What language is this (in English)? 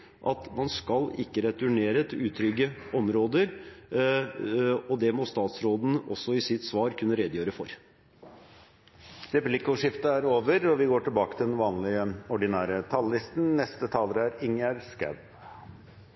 Norwegian